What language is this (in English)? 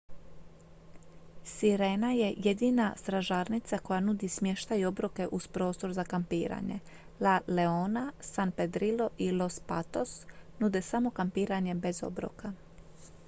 Croatian